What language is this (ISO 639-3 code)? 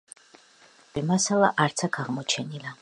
kat